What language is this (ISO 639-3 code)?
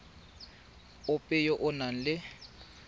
tsn